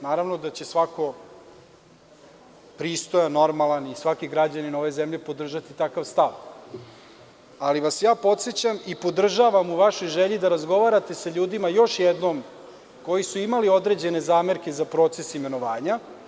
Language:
Serbian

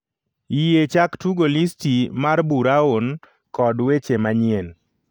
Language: Luo (Kenya and Tanzania)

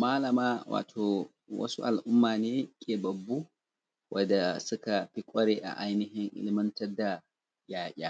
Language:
Hausa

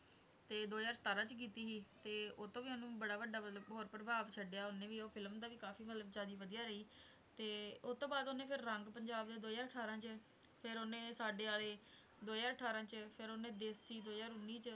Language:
Punjabi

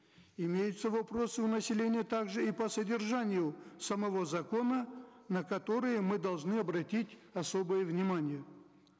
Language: Kazakh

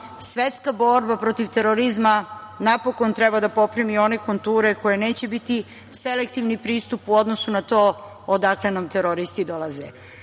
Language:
Serbian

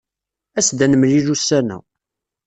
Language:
Kabyle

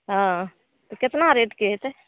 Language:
Maithili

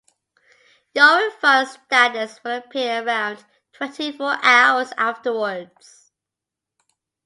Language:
English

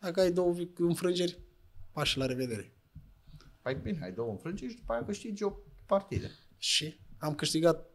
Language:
Romanian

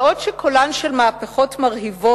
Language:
Hebrew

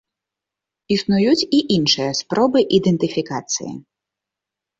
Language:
Belarusian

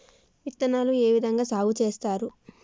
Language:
Telugu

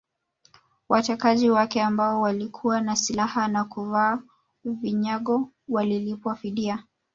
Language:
Swahili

